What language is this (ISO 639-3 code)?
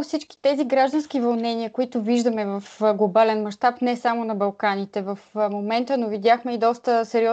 bul